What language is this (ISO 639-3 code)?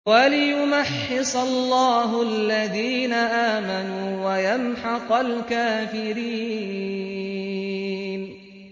ara